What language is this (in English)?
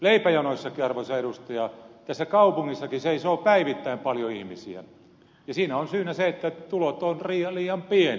Finnish